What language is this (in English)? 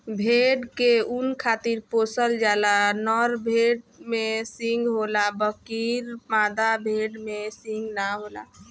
Bhojpuri